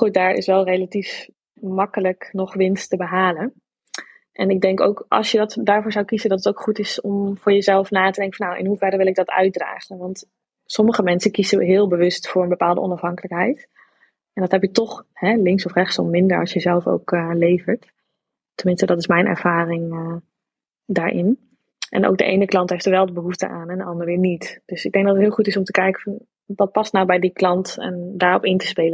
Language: Dutch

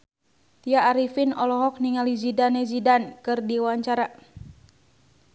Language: Sundanese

